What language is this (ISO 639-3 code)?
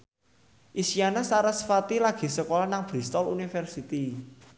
jav